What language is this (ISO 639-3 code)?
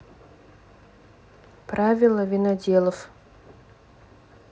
rus